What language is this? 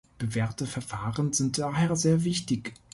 German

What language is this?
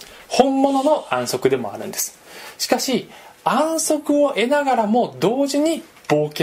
Japanese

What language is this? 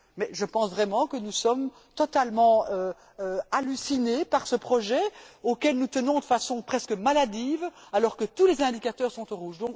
French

